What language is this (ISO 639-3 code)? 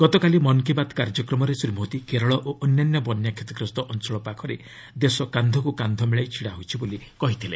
ori